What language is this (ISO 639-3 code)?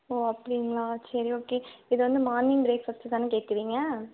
tam